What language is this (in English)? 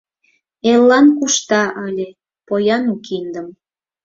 Mari